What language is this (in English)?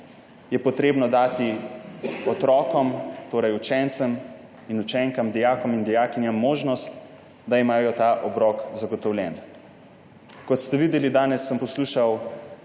Slovenian